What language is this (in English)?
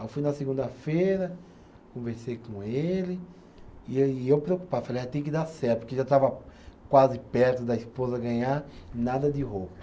Portuguese